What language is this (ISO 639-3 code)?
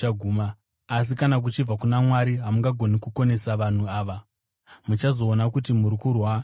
sna